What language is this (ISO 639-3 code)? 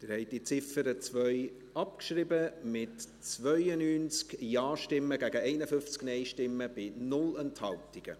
gsw